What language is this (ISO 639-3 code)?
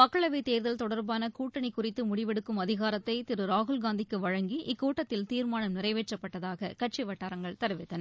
tam